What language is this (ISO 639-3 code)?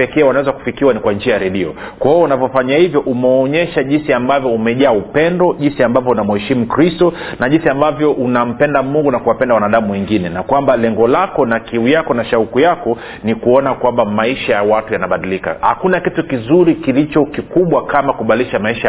swa